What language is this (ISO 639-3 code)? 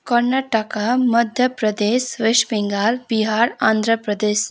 nep